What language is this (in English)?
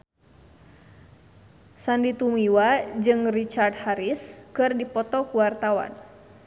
Sundanese